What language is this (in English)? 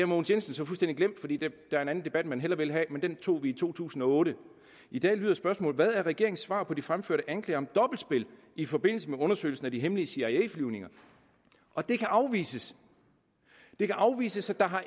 Danish